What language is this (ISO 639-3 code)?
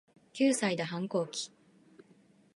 jpn